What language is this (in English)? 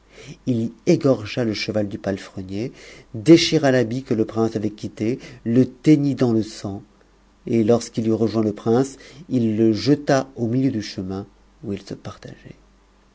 French